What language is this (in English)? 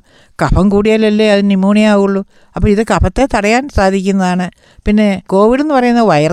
Malayalam